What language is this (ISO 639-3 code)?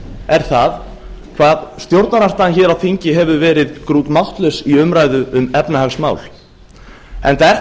isl